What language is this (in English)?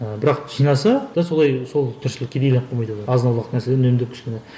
Kazakh